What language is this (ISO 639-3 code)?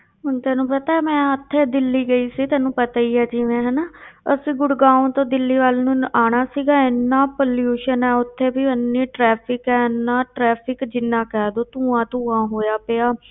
pan